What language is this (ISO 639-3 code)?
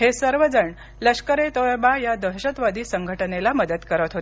mar